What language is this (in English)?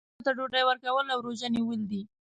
Pashto